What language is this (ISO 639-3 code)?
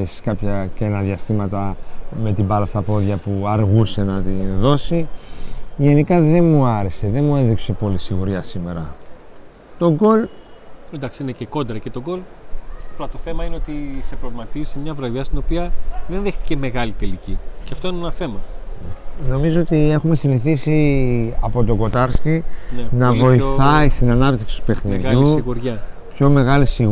ell